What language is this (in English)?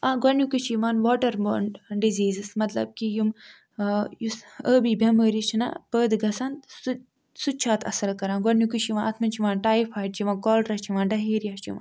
Kashmiri